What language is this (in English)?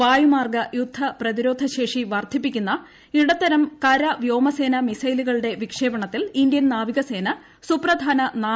Malayalam